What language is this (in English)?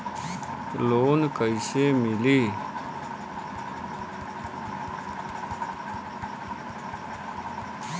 Bhojpuri